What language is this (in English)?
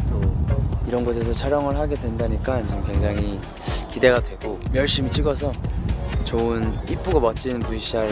Korean